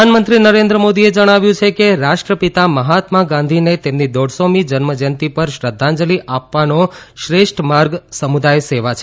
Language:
Gujarati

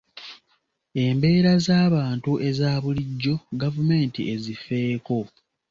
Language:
Ganda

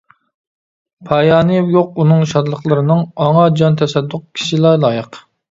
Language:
Uyghur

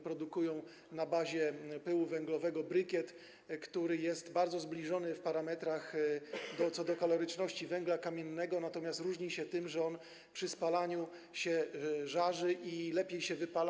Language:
Polish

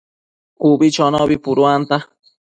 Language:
Matsés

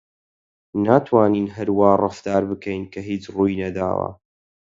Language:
Central Kurdish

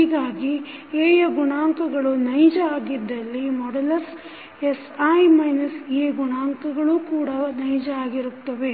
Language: Kannada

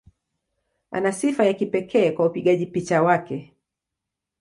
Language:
Swahili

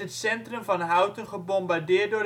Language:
Dutch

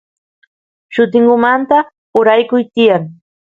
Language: Santiago del Estero Quichua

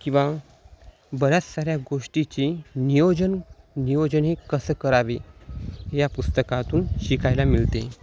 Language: Marathi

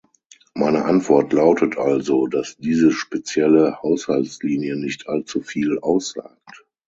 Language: German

